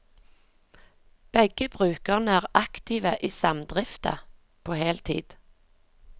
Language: Norwegian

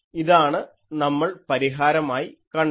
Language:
Malayalam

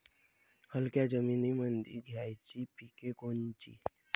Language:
Marathi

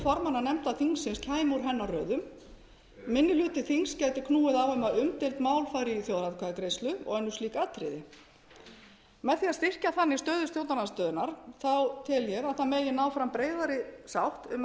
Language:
Icelandic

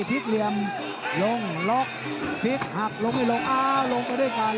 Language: Thai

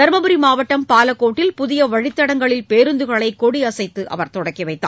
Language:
Tamil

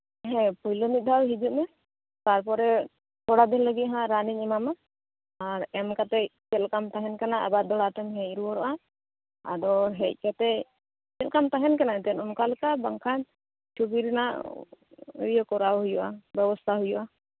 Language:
Santali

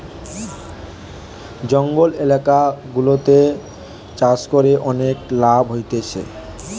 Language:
Bangla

